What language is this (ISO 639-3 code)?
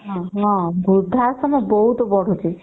ori